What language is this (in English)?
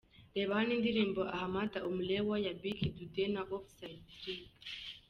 Kinyarwanda